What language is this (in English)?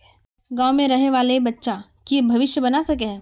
Magahi